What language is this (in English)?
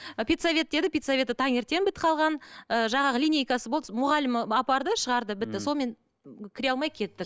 Kazakh